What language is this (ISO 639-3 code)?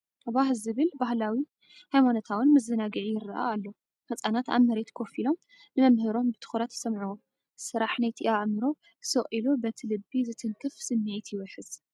tir